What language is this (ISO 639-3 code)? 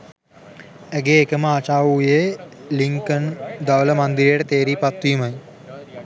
sin